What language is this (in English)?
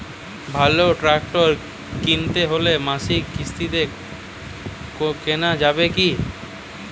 Bangla